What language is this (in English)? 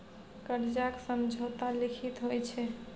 Maithili